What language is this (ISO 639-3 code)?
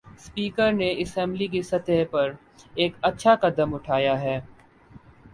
urd